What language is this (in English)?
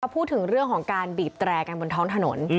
Thai